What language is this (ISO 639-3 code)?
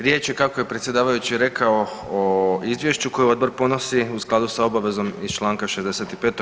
hrv